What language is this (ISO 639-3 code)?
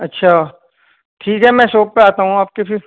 urd